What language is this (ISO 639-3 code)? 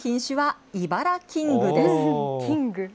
jpn